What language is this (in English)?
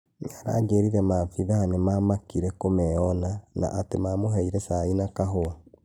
Kikuyu